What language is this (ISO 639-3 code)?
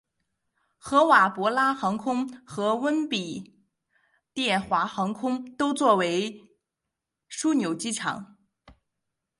zho